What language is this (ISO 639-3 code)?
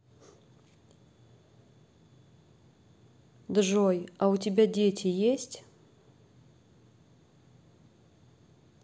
rus